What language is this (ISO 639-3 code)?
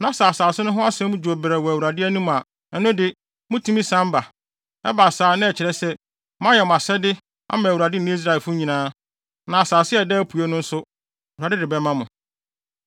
aka